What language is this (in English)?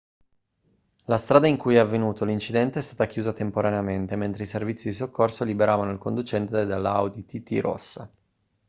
Italian